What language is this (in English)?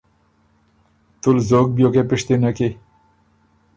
Ormuri